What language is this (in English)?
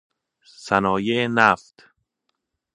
Persian